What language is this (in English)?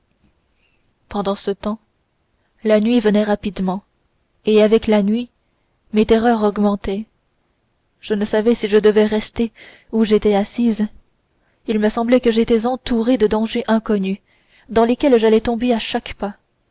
French